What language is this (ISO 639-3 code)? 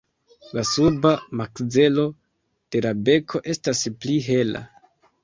epo